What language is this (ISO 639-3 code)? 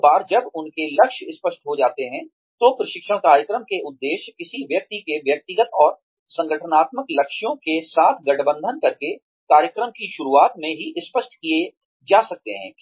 hin